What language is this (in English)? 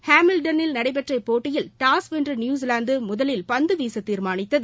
Tamil